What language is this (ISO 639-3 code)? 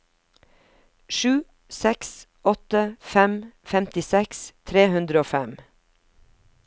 nor